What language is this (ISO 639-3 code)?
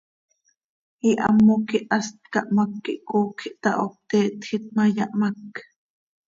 sei